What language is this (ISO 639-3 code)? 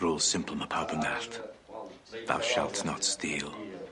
cym